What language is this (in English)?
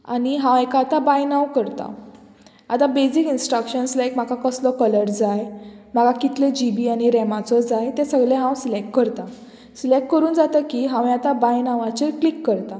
Konkani